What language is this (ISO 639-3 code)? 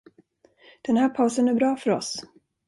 swe